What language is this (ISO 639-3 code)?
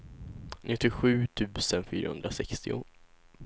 swe